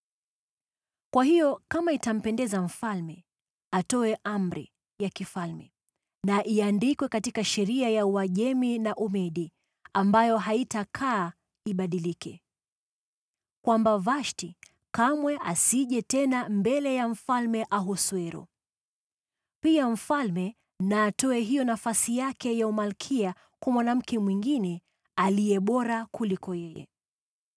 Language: Swahili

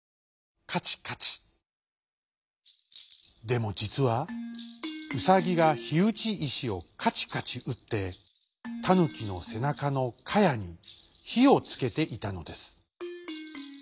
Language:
Japanese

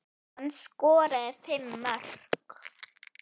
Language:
Icelandic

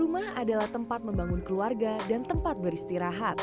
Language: Indonesian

